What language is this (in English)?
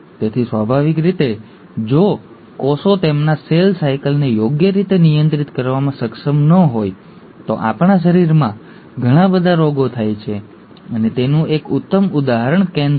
Gujarati